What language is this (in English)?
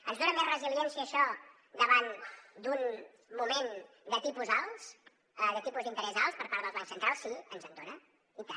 Catalan